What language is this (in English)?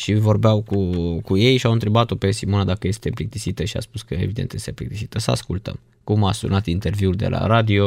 Romanian